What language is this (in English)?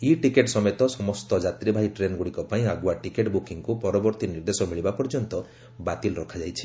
Odia